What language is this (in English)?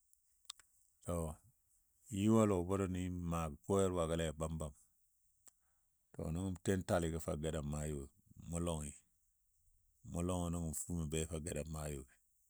Dadiya